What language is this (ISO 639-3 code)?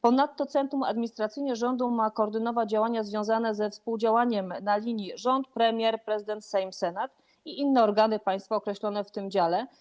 pol